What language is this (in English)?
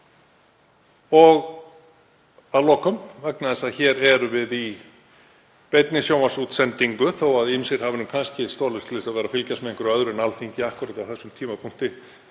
Icelandic